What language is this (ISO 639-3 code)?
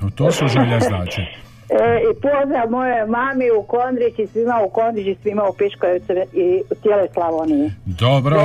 hrv